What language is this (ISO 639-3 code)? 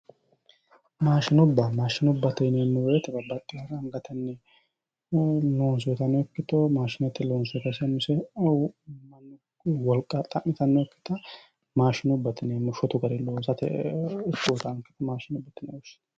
sid